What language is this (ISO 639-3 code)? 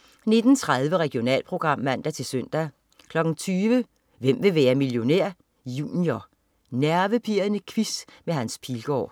dan